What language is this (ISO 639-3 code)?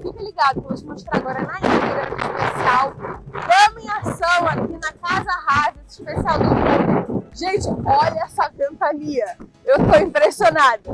por